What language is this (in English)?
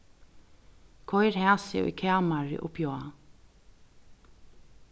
Faroese